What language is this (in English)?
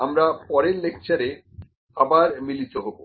Bangla